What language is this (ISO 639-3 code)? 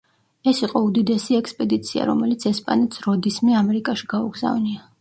kat